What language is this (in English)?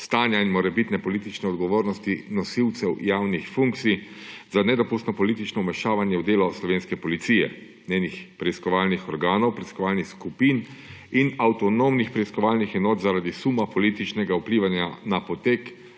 Slovenian